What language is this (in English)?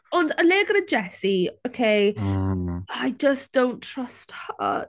Welsh